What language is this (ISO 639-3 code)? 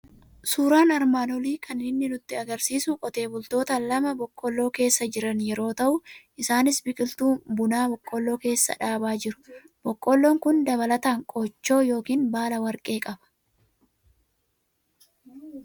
orm